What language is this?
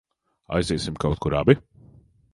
Latvian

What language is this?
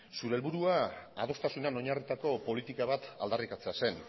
Basque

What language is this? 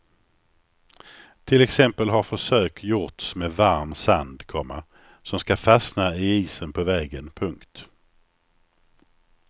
Swedish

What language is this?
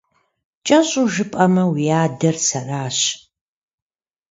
Kabardian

